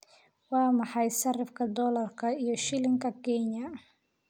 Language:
Somali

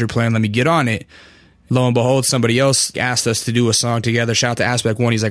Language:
English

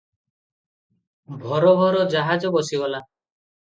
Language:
Odia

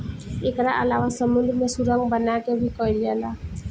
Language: Bhojpuri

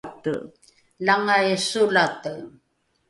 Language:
Rukai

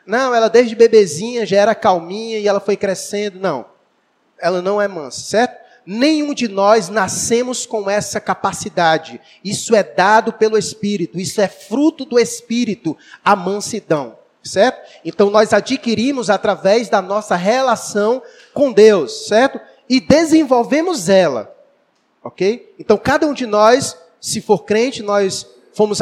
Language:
Portuguese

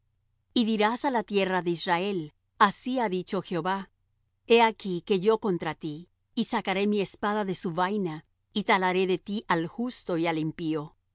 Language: Spanish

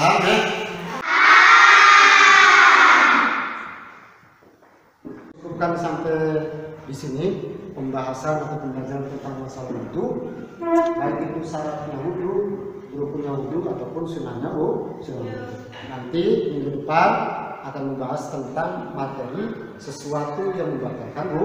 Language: Indonesian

